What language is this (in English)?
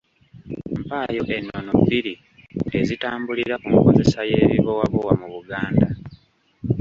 Ganda